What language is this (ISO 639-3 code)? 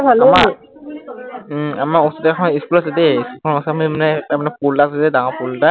asm